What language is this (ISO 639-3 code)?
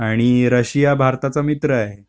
mar